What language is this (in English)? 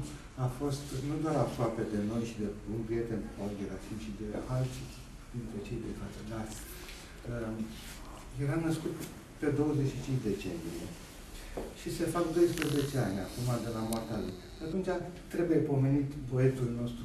Romanian